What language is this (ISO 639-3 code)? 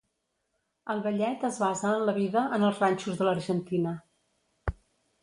cat